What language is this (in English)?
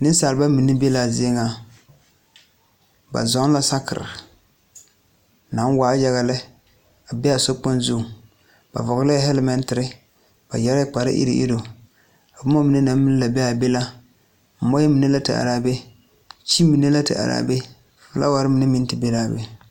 Southern Dagaare